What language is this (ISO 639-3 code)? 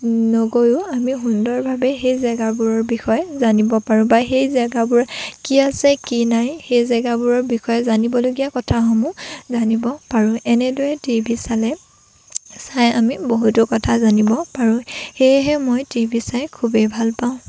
asm